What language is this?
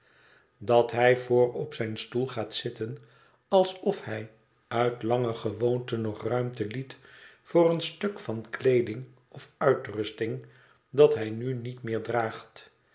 Dutch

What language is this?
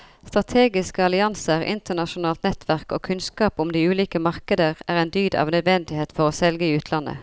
Norwegian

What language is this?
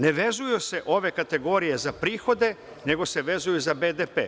Serbian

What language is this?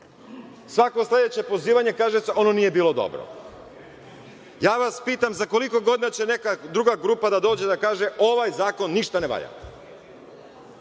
Serbian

